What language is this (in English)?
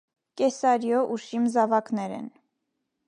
Armenian